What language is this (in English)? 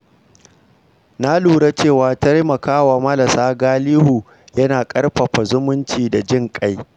Hausa